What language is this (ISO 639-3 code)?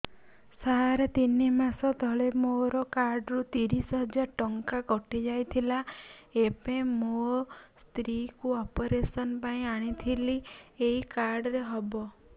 ori